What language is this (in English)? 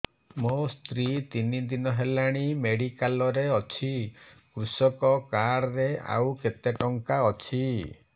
Odia